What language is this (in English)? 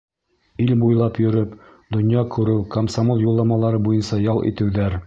Bashkir